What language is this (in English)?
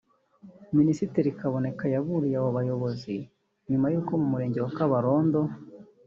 Kinyarwanda